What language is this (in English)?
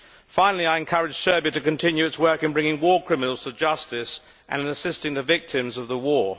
English